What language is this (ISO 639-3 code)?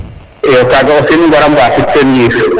srr